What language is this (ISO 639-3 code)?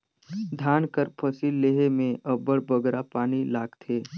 hne